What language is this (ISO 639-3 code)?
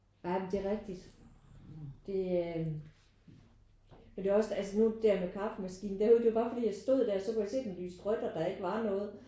dan